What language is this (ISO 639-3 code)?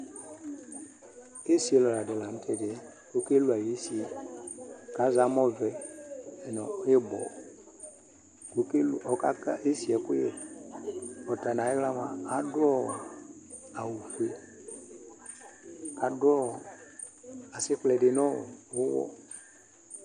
kpo